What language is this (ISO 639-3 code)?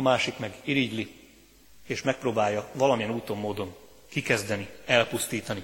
hun